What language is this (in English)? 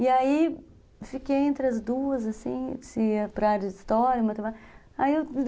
Portuguese